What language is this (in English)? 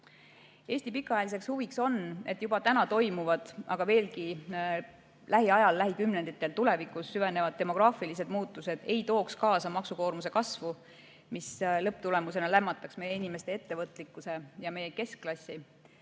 Estonian